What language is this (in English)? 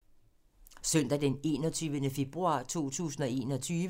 Danish